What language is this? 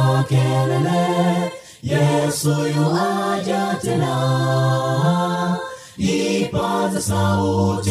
Swahili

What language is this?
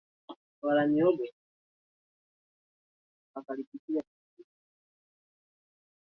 Swahili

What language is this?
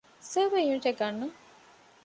Divehi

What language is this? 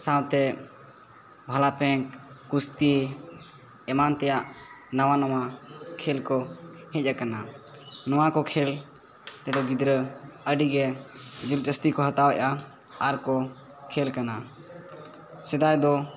Santali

